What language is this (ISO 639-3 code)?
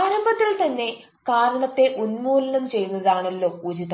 mal